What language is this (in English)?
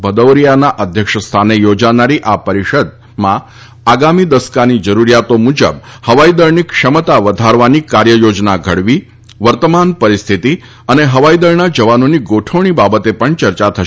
Gujarati